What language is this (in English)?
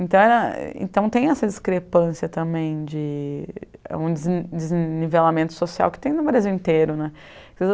Portuguese